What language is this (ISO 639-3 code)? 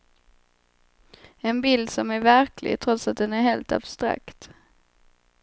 swe